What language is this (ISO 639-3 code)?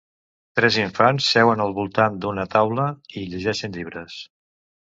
cat